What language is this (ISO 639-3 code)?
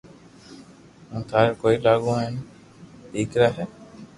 lrk